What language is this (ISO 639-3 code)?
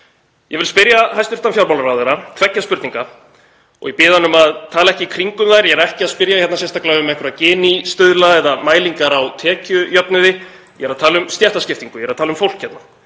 isl